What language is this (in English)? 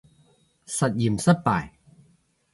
Cantonese